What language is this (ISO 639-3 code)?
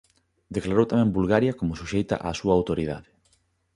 glg